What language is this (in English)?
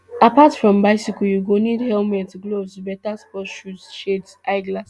Nigerian Pidgin